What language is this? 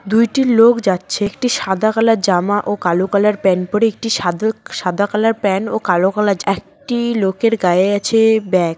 Bangla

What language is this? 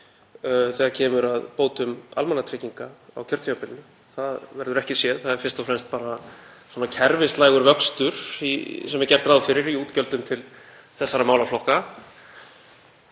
Icelandic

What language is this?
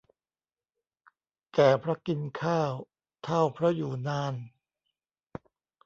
Thai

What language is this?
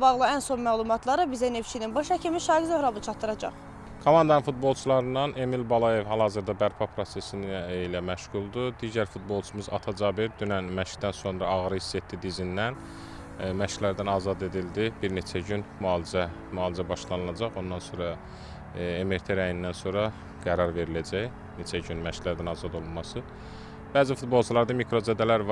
Turkish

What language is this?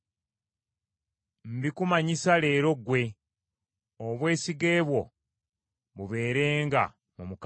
Ganda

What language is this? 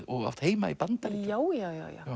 Icelandic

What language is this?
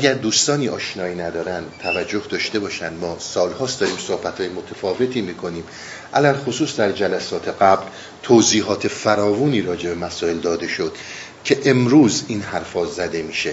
Persian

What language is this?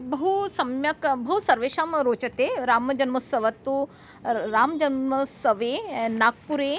Sanskrit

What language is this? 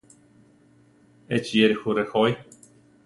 Central Tarahumara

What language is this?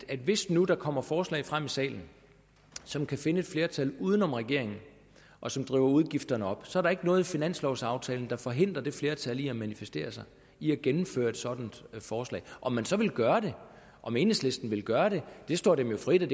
Danish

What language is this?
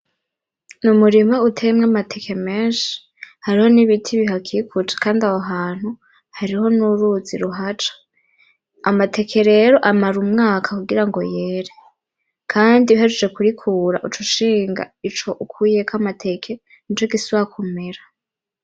Rundi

